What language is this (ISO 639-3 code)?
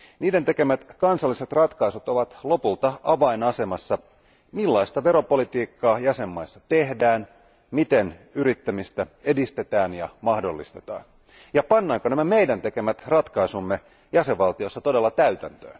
fin